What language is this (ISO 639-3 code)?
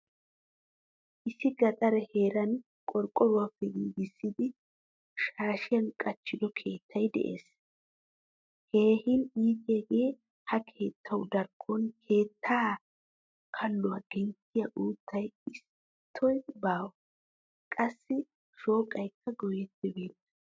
wal